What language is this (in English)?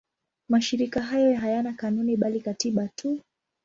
Swahili